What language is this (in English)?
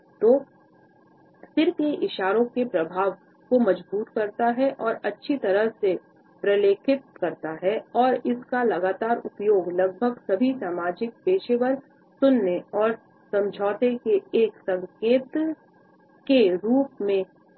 Hindi